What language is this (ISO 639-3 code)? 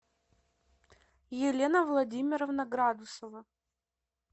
rus